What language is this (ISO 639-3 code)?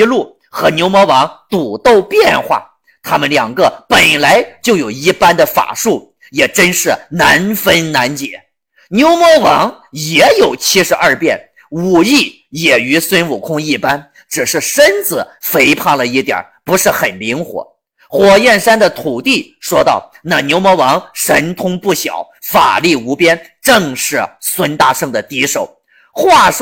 zho